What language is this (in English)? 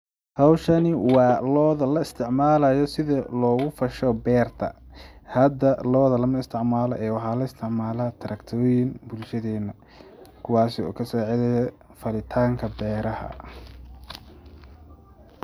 Somali